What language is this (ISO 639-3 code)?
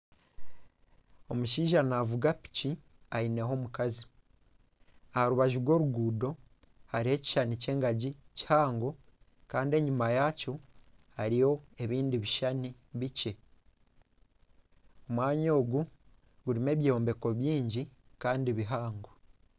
nyn